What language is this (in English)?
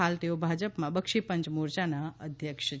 Gujarati